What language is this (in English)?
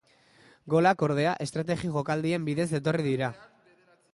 Basque